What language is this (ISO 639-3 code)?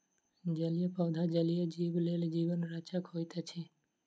mai